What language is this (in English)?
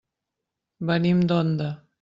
Catalan